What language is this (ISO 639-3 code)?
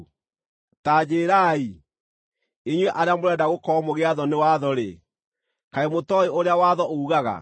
kik